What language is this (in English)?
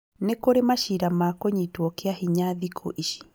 Kikuyu